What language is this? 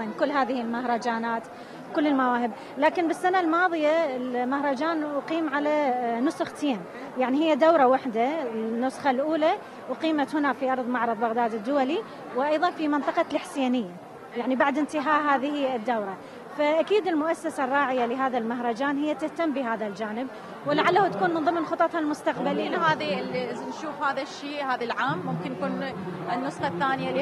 Arabic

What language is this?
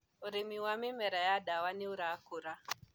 Kikuyu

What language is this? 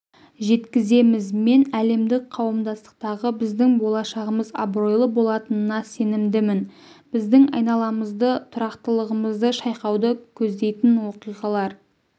Kazakh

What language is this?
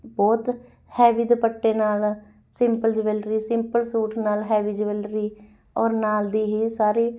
Punjabi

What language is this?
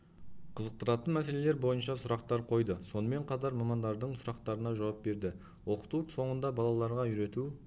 Kazakh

